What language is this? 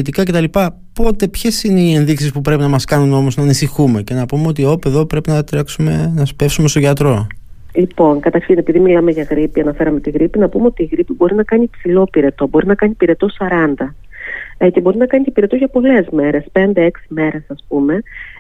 Greek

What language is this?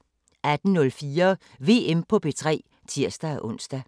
Danish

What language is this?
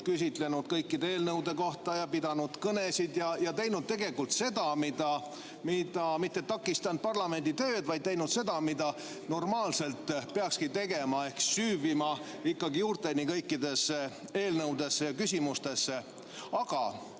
Estonian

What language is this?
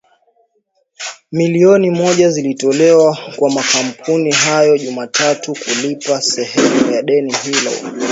Swahili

